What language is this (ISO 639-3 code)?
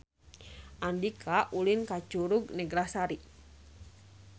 sun